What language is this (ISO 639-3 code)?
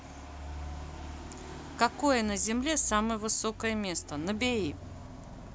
rus